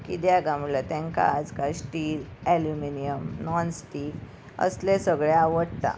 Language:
Konkani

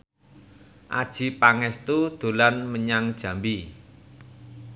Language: Javanese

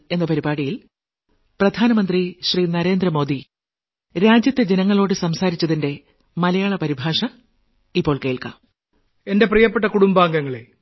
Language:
Malayalam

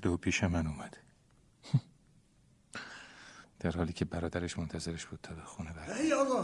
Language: Persian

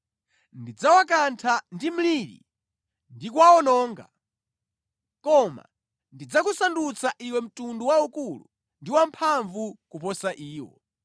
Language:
Nyanja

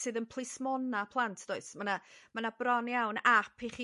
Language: Welsh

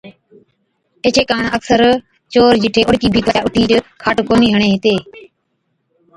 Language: Od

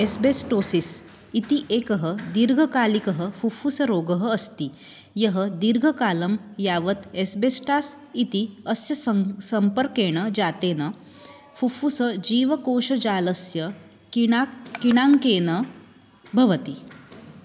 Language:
Sanskrit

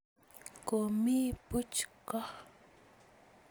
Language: Kalenjin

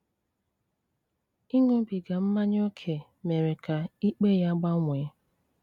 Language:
Igbo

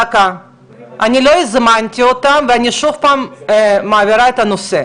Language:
Hebrew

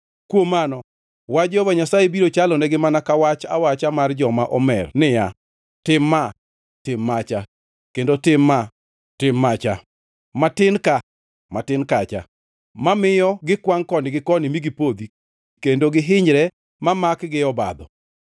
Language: Luo (Kenya and Tanzania)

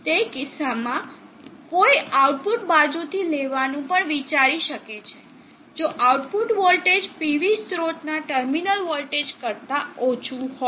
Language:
Gujarati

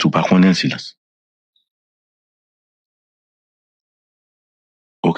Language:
French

